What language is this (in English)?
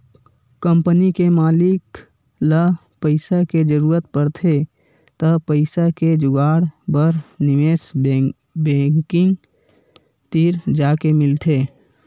Chhattisgarhi